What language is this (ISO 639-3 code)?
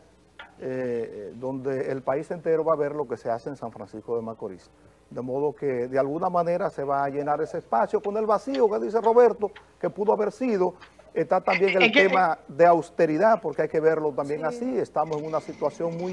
spa